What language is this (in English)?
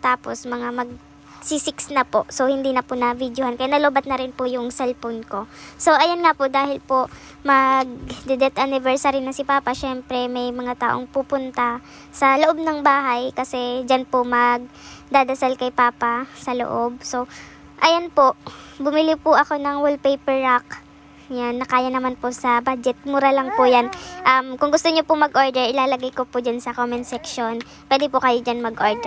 Filipino